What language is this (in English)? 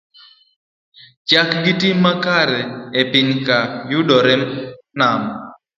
Luo (Kenya and Tanzania)